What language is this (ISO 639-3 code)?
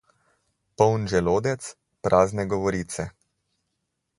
slv